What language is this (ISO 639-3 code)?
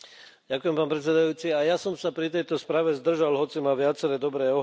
slk